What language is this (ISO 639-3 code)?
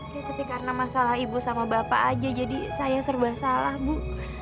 ind